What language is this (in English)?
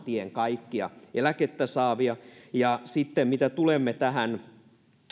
Finnish